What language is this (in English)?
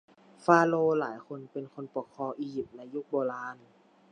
Thai